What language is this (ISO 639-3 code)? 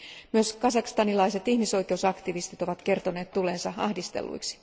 fin